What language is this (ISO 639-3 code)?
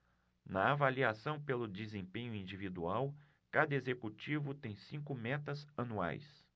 por